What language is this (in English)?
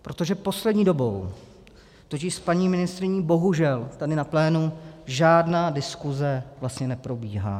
Czech